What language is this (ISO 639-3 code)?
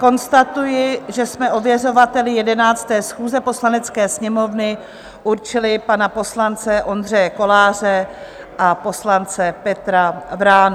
ces